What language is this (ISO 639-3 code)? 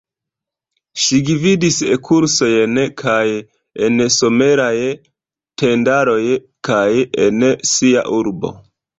epo